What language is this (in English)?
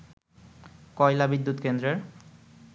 Bangla